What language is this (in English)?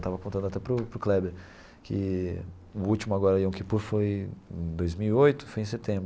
Portuguese